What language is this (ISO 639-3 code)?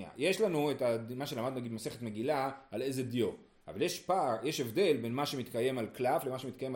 heb